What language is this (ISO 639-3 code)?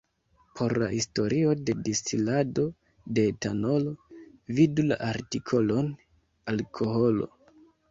epo